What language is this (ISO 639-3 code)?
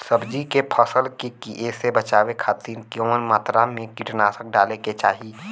bho